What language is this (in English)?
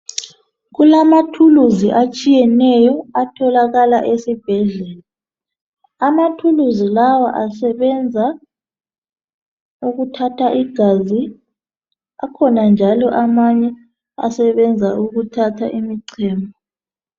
North Ndebele